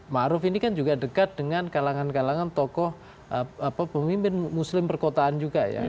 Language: Indonesian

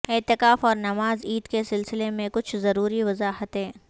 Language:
Urdu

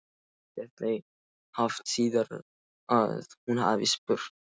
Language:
Icelandic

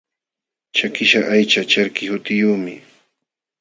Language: Jauja Wanca Quechua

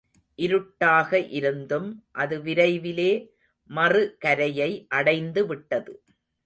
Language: Tamil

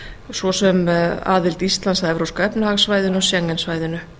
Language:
Icelandic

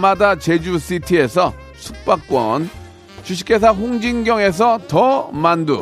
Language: Korean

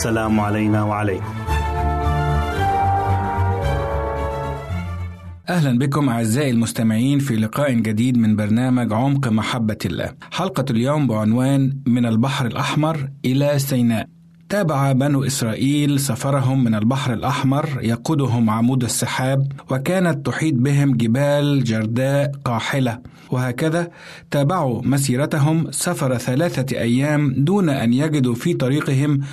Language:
Arabic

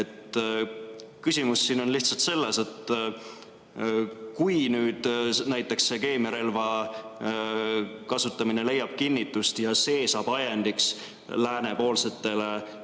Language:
Estonian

